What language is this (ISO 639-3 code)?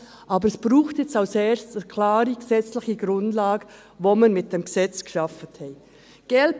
gsw